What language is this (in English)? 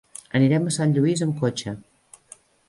Catalan